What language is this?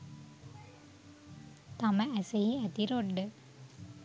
Sinhala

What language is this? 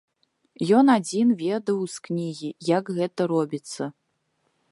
Belarusian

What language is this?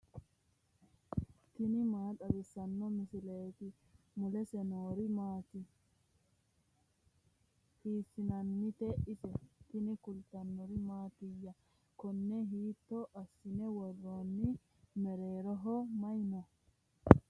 Sidamo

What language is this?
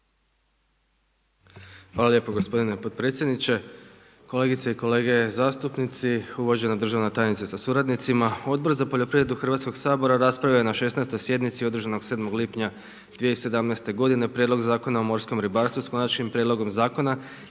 Croatian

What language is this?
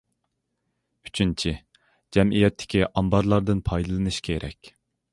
Uyghur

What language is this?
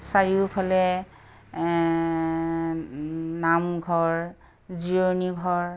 Assamese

